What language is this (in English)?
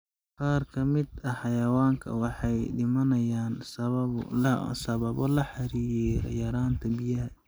Somali